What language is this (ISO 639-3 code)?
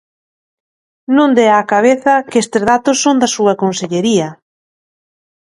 glg